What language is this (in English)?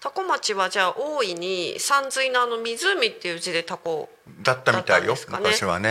Japanese